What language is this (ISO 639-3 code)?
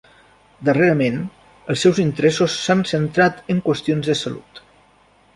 cat